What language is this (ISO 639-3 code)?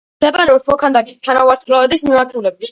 kat